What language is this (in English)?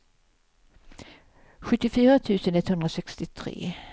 Swedish